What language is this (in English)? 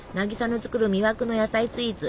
Japanese